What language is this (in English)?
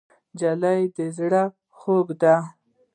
Pashto